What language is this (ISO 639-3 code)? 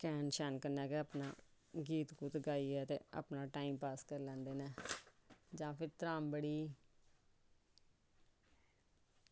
doi